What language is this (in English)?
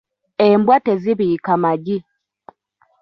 Ganda